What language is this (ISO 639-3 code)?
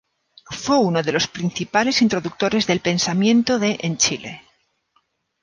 spa